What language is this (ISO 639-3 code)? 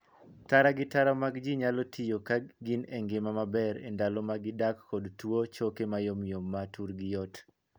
luo